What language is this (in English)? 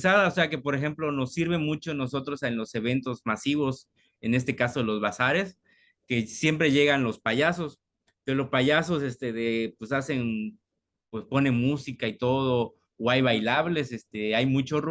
Spanish